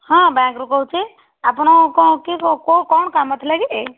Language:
Odia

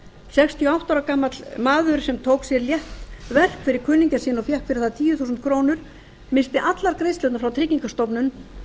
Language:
Icelandic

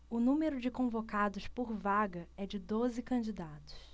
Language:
Portuguese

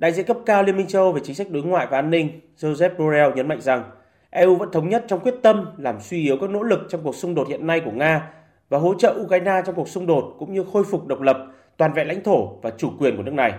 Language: Vietnamese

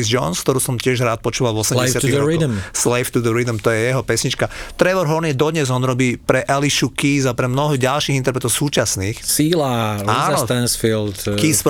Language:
Slovak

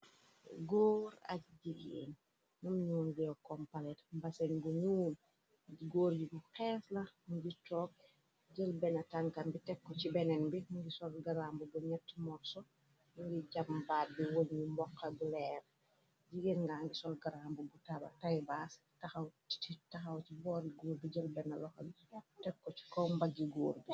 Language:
Wolof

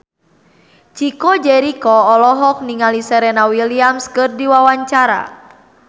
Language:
Sundanese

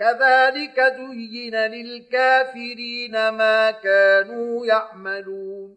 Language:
Arabic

